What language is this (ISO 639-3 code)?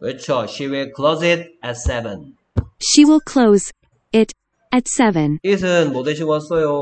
kor